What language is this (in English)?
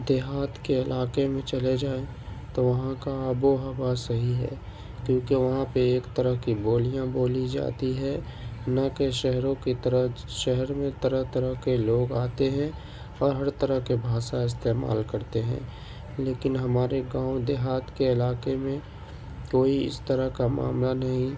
Urdu